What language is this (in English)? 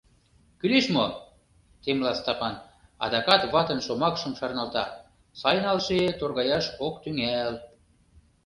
Mari